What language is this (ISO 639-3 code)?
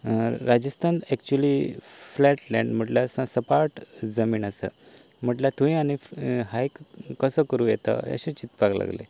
kok